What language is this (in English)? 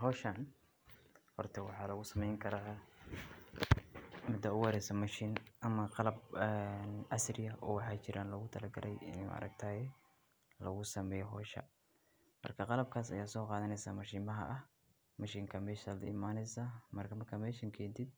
Somali